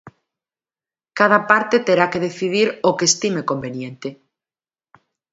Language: Galician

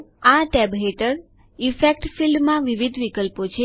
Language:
Gujarati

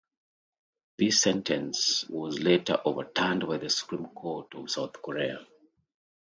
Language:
English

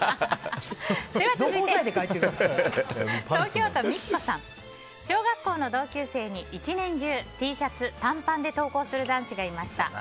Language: Japanese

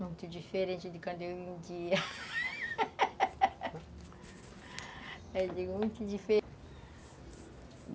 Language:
Portuguese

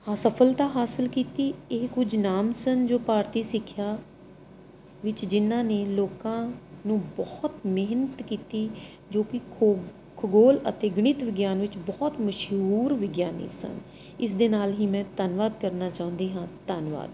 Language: Punjabi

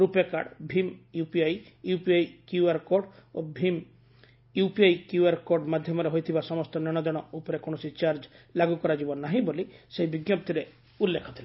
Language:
Odia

